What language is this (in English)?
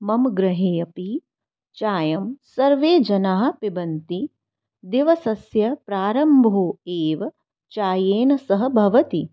Sanskrit